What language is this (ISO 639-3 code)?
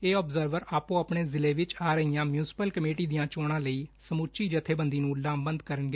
pan